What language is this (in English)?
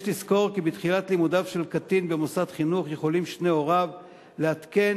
Hebrew